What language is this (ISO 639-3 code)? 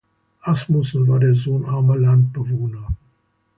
deu